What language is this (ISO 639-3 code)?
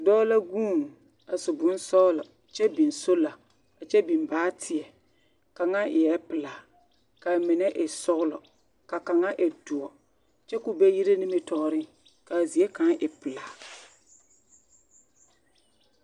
dga